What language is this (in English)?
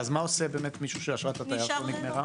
Hebrew